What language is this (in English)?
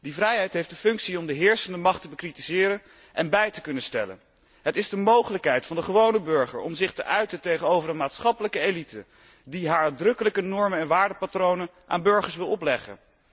Dutch